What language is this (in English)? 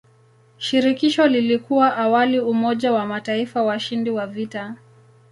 Swahili